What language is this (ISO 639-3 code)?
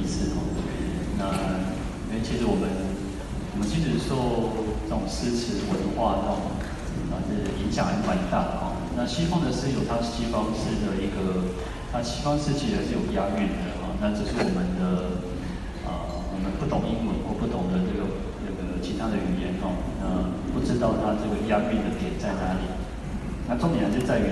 zho